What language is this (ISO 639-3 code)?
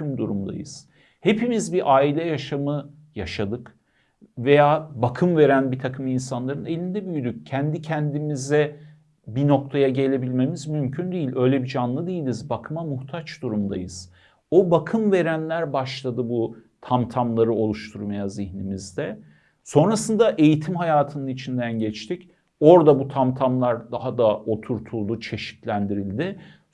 tur